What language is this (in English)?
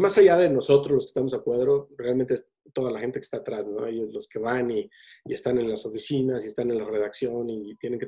Spanish